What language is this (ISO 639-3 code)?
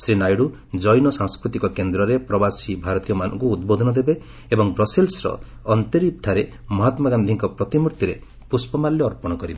ori